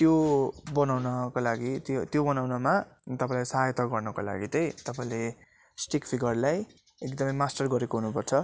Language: Nepali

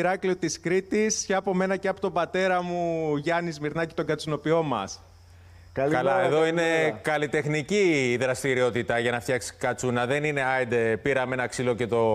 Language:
Greek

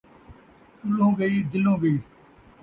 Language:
Saraiki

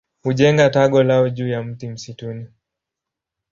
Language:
Swahili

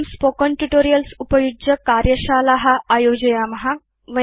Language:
Sanskrit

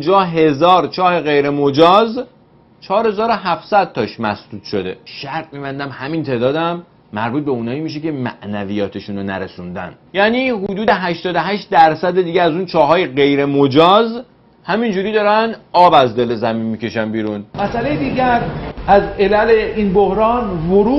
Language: Persian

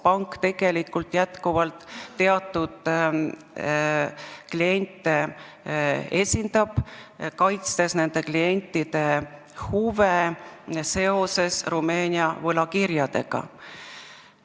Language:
Estonian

